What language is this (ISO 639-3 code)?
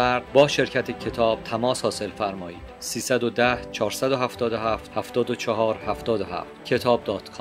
fas